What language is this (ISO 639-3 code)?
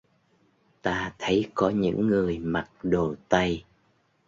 vie